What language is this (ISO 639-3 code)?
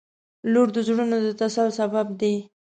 pus